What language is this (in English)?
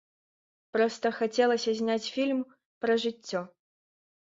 Belarusian